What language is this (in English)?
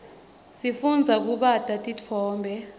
Swati